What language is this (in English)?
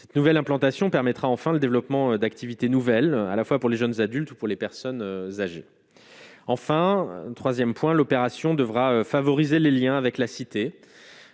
French